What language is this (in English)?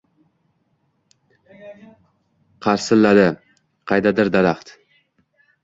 Uzbek